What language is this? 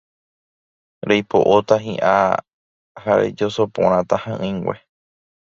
Guarani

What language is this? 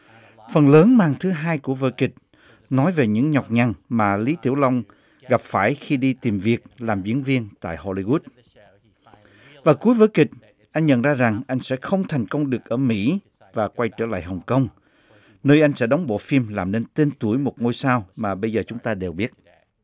Vietnamese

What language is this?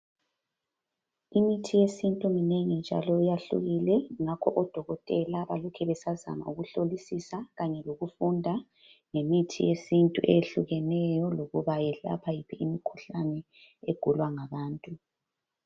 North Ndebele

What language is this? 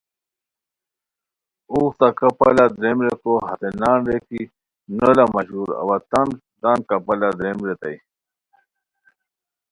Khowar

